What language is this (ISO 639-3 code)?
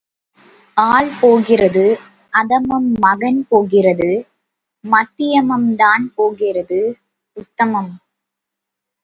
tam